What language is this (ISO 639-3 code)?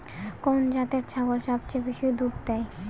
ben